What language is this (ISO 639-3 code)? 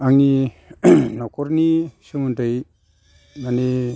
brx